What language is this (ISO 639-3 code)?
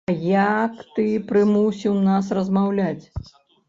bel